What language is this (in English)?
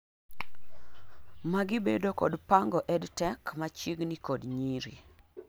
Luo (Kenya and Tanzania)